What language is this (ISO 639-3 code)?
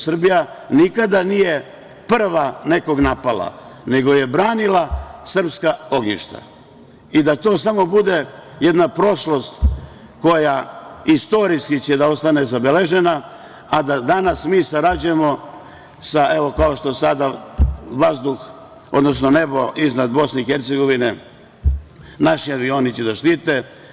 srp